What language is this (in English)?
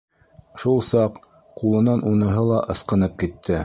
Bashkir